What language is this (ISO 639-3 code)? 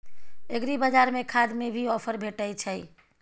mai